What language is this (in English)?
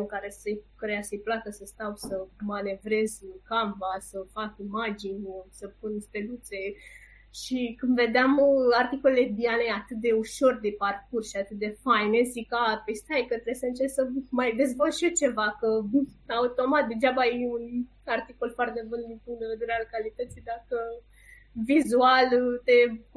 Romanian